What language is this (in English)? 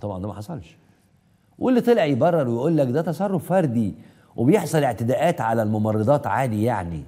Arabic